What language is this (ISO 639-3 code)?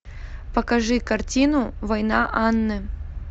rus